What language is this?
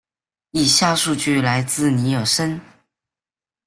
Chinese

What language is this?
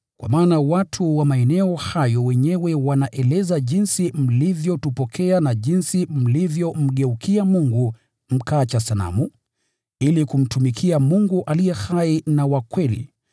Swahili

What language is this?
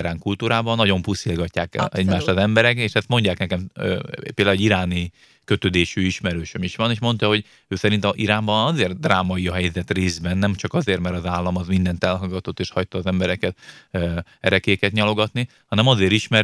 Hungarian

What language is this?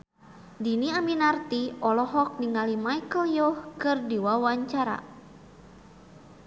Sundanese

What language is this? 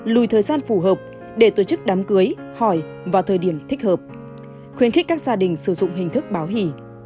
Vietnamese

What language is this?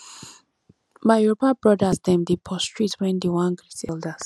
Nigerian Pidgin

